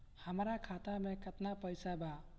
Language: Bhojpuri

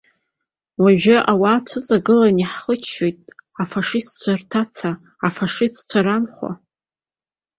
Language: Abkhazian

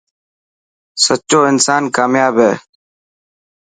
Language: Dhatki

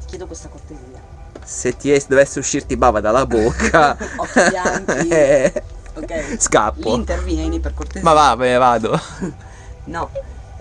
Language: Italian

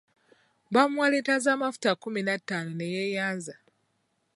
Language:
Ganda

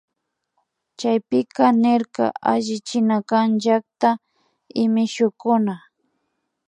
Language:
Imbabura Highland Quichua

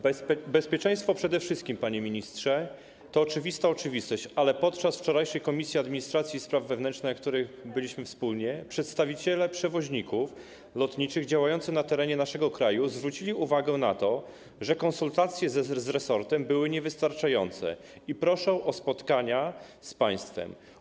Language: Polish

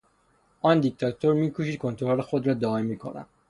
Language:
Persian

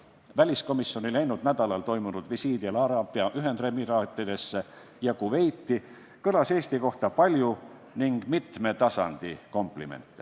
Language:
Estonian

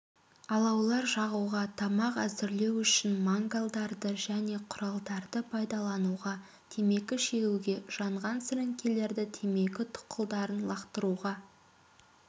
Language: Kazakh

